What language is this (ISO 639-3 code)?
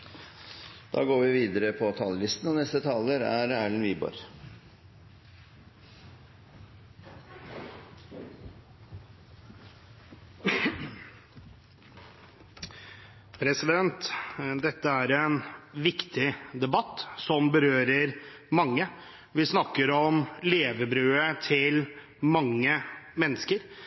nor